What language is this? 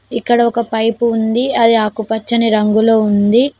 Telugu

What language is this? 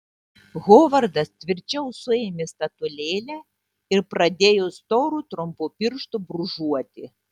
Lithuanian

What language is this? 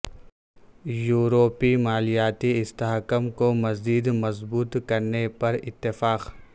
Urdu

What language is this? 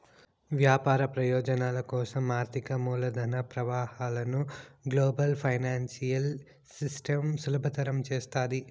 Telugu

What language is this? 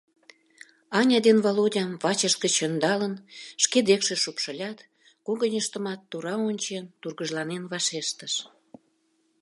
Mari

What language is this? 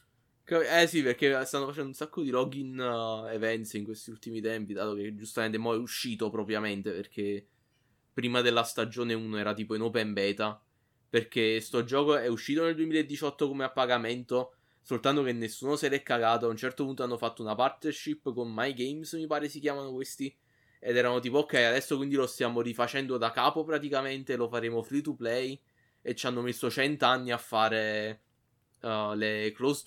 Italian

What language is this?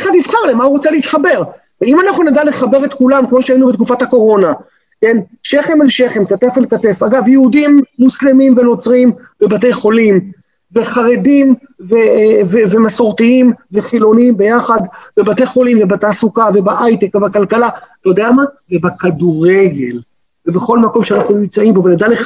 Hebrew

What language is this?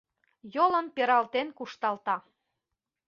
Mari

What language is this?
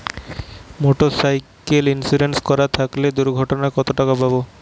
Bangla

